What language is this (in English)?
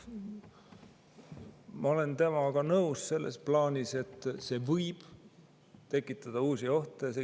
Estonian